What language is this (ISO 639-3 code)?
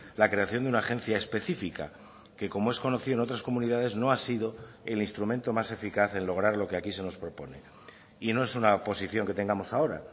spa